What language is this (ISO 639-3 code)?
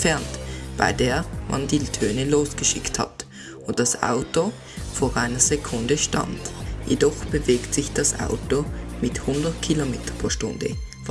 deu